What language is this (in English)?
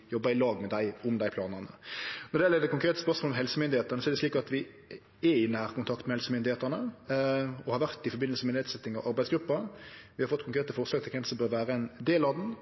Norwegian Nynorsk